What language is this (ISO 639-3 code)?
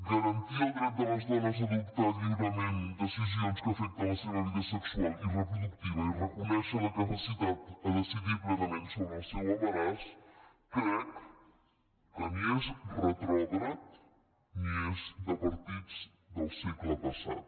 cat